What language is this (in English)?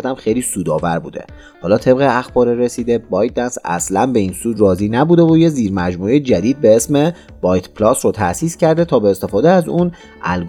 Persian